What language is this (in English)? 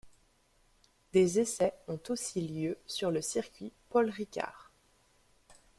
French